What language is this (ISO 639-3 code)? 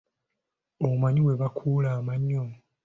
lug